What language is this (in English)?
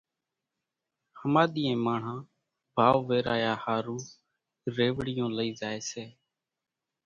Kachi Koli